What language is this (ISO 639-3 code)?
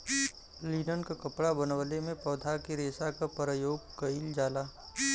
bho